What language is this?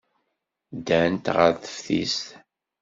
Kabyle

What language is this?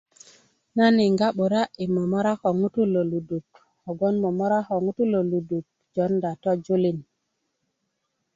Kuku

